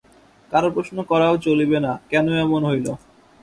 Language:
Bangla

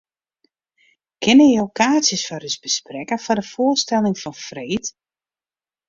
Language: Western Frisian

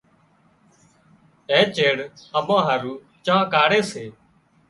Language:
Wadiyara Koli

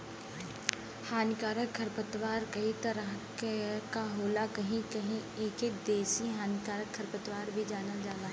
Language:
Bhojpuri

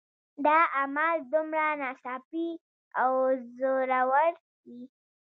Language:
Pashto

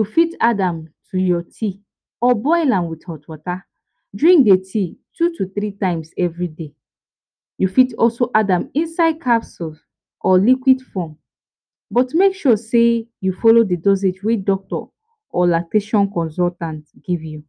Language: Nigerian Pidgin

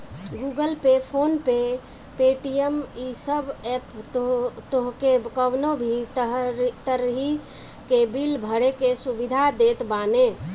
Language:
Bhojpuri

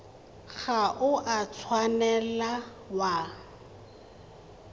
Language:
Tswana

